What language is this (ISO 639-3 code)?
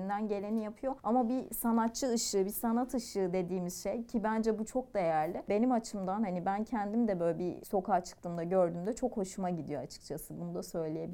tur